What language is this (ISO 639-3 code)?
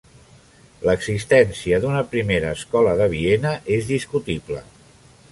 cat